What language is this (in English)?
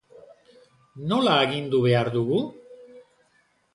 Basque